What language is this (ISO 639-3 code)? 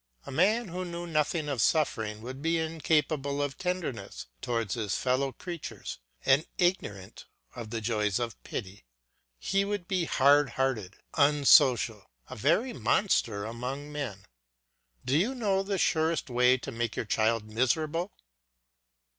eng